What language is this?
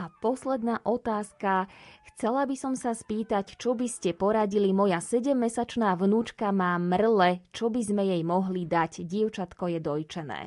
Slovak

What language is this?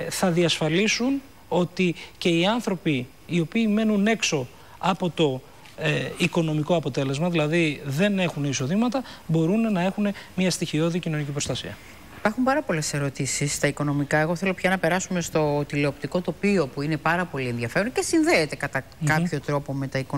Greek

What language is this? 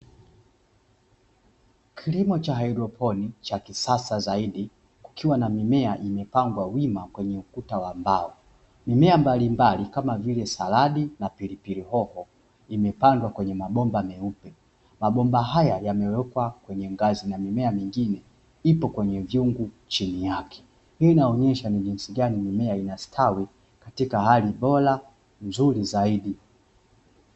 Swahili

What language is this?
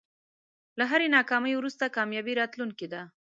Pashto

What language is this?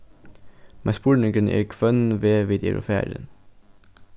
Faroese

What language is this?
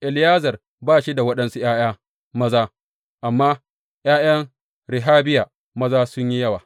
Hausa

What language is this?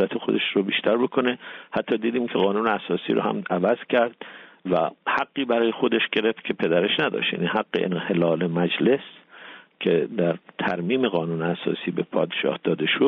Persian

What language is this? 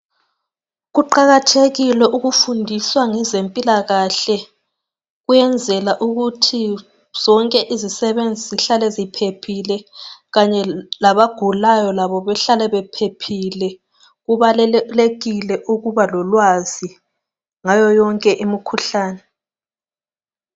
North Ndebele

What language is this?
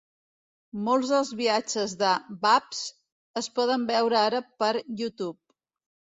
Catalan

